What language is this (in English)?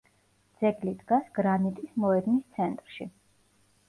Georgian